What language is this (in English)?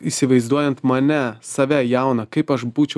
Lithuanian